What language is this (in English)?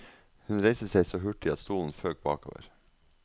Norwegian